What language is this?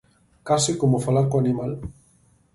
Galician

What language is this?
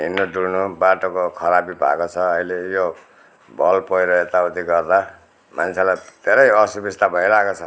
Nepali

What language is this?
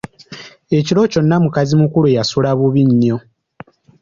Ganda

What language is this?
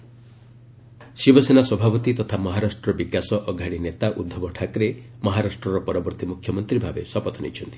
Odia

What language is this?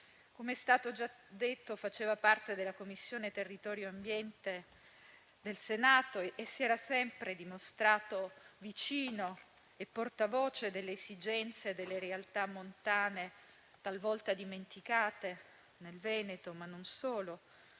Italian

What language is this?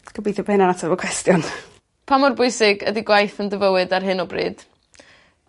Welsh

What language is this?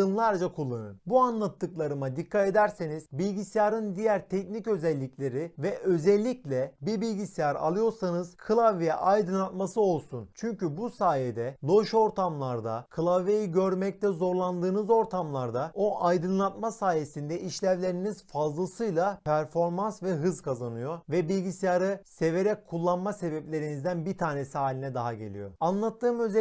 Turkish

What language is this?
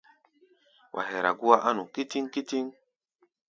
Gbaya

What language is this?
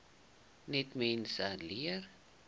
Afrikaans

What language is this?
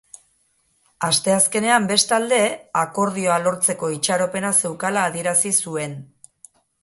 Basque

